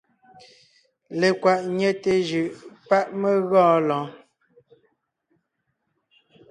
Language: Ngiemboon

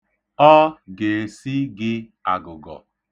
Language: Igbo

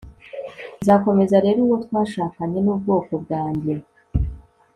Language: Kinyarwanda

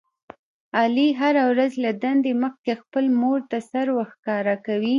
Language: Pashto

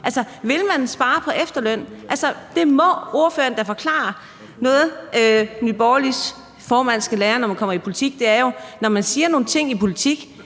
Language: Danish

